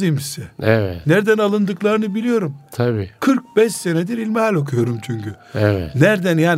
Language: Turkish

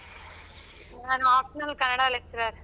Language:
Kannada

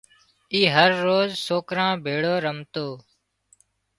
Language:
Wadiyara Koli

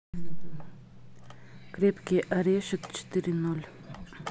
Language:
Russian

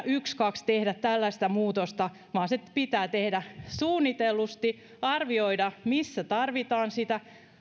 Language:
Finnish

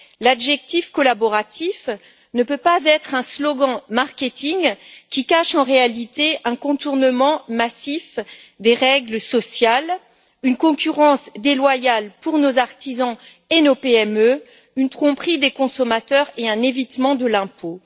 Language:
French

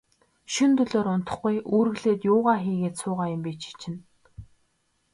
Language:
Mongolian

